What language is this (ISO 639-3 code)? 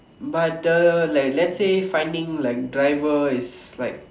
eng